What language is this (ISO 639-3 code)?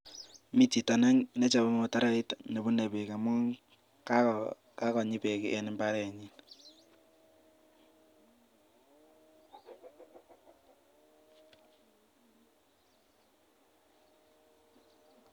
kln